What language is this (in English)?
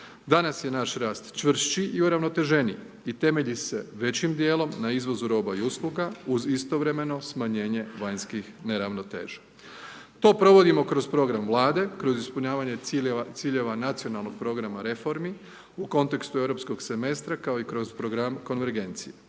Croatian